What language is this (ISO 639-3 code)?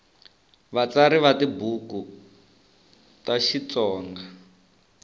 tso